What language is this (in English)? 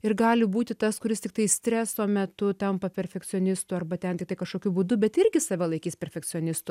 Lithuanian